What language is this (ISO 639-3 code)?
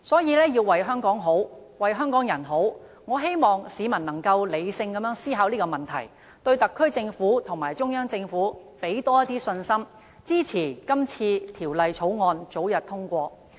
yue